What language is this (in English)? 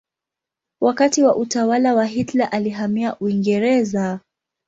Swahili